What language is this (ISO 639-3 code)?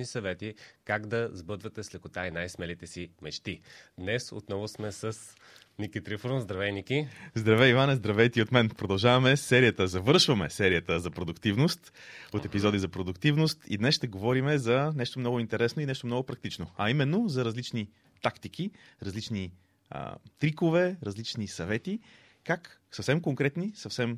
bul